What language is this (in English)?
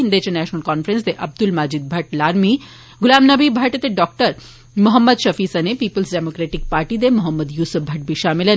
Dogri